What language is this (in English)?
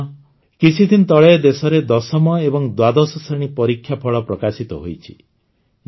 Odia